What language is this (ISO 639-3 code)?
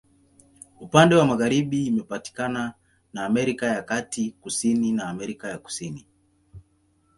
swa